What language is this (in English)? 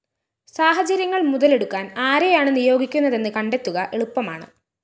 Malayalam